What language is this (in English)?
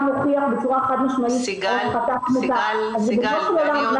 Hebrew